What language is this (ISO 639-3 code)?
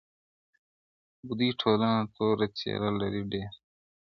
pus